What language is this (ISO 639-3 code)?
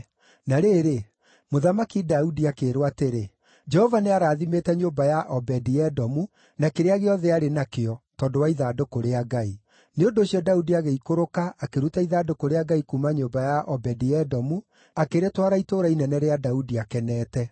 kik